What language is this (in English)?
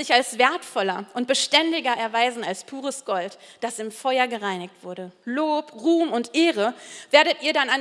German